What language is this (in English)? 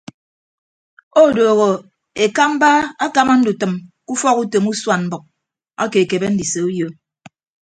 Ibibio